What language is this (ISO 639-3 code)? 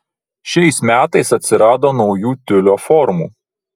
lit